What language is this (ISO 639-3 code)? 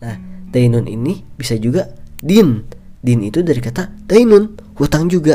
ind